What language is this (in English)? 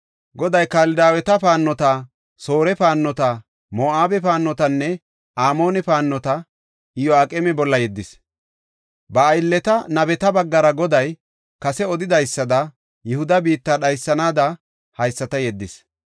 Gofa